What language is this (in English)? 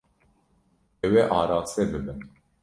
Kurdish